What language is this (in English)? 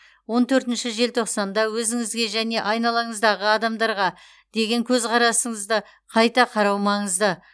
Kazakh